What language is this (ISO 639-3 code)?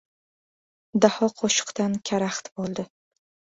uzb